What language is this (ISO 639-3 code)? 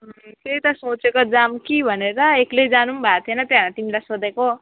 nep